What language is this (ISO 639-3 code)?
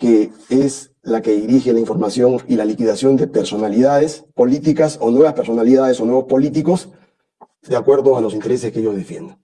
spa